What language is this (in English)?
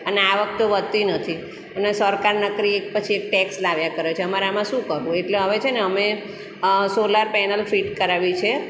Gujarati